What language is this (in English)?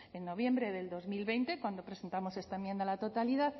Spanish